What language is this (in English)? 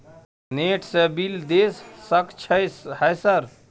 Maithili